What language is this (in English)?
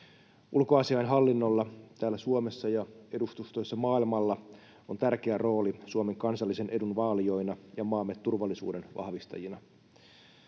Finnish